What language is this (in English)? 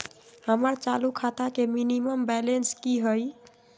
Magahi